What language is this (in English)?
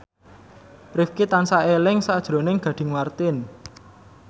Javanese